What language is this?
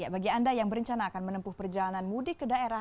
Indonesian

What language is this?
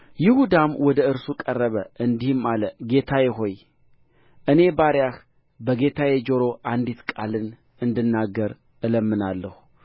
Amharic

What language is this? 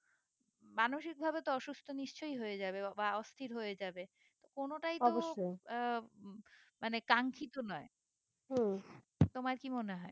Bangla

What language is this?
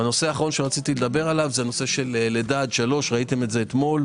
Hebrew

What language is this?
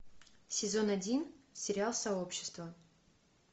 Russian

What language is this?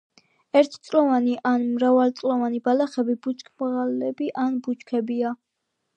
Georgian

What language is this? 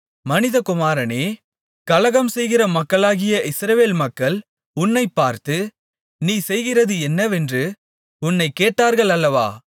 Tamil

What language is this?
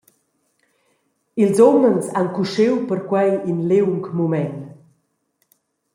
Romansh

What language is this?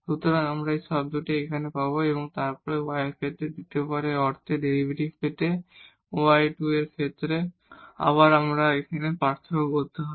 Bangla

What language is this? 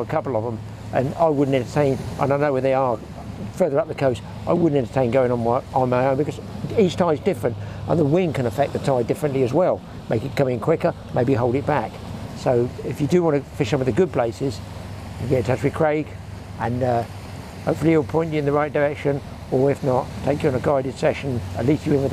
English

